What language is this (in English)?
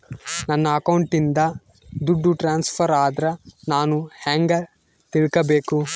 Kannada